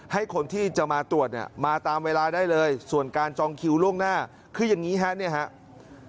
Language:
Thai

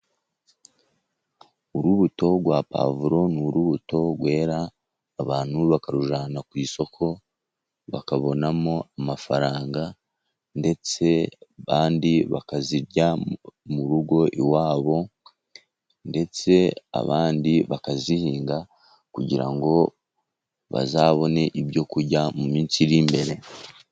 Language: Kinyarwanda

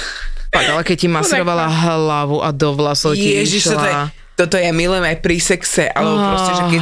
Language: Slovak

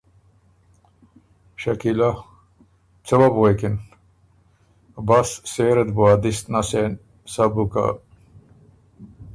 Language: Ormuri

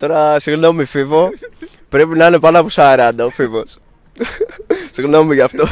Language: Greek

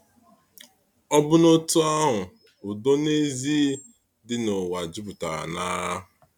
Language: Igbo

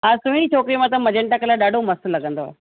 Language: Sindhi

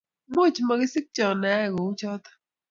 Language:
Kalenjin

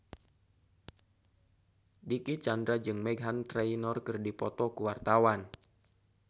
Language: Sundanese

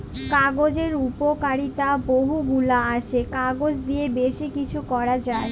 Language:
Bangla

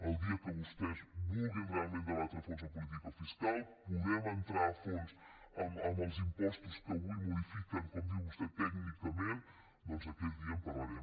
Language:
Catalan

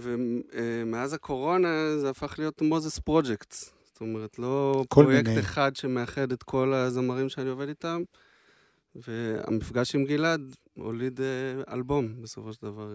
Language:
Hebrew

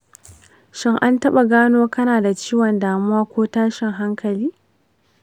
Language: Hausa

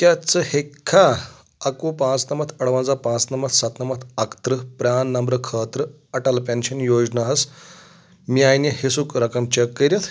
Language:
Kashmiri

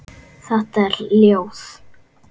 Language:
Icelandic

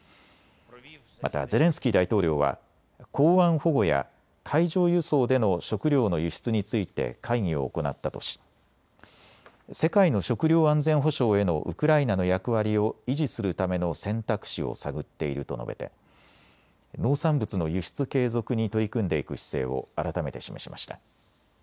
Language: Japanese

